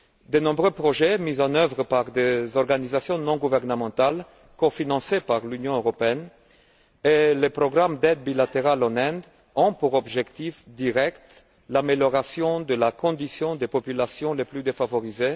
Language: French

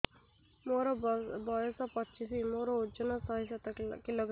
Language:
Odia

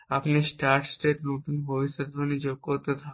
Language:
Bangla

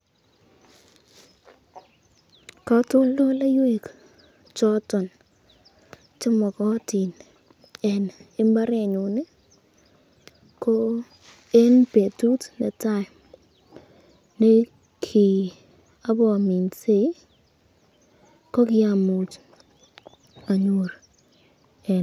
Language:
Kalenjin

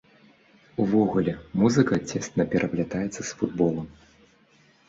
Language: Belarusian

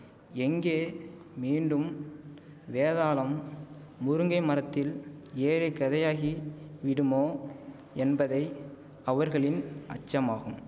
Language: Tamil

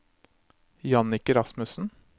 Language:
Norwegian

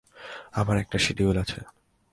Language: Bangla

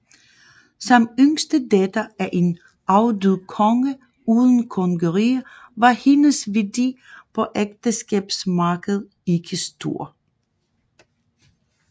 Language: Danish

